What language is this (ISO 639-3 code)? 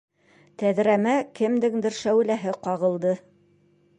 bak